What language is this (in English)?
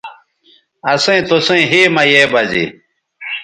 Bateri